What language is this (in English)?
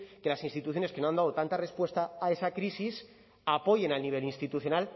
Spanish